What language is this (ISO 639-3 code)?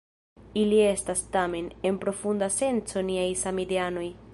epo